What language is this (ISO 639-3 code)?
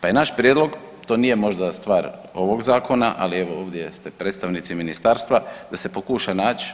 hrv